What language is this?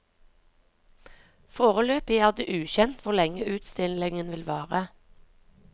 Norwegian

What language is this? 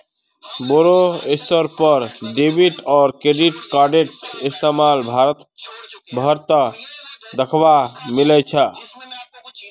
Magahi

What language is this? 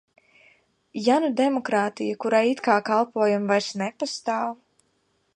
Latvian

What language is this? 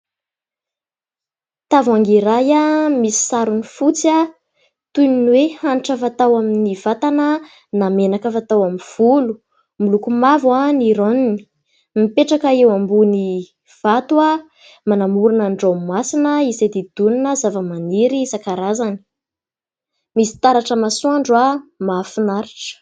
Malagasy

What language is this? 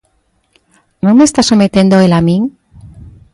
Galician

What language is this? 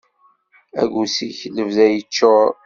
Kabyle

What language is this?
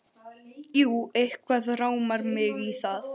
Icelandic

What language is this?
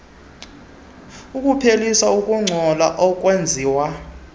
Xhosa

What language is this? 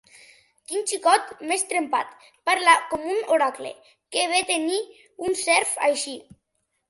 Catalan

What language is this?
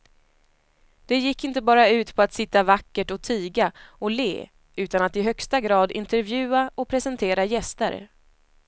Swedish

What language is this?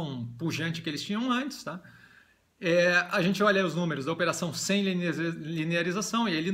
Portuguese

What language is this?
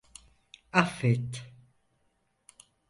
Turkish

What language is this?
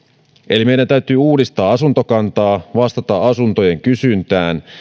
Finnish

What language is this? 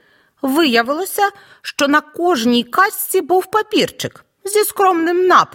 Ukrainian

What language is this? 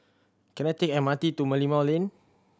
English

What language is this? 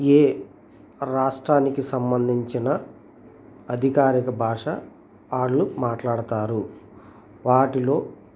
Telugu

